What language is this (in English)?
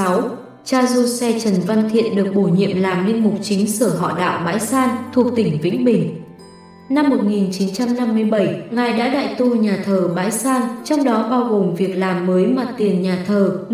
Vietnamese